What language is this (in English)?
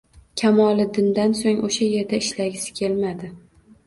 Uzbek